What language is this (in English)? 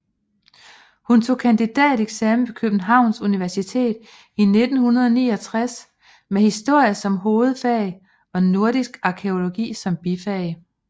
Danish